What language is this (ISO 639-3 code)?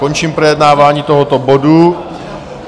ces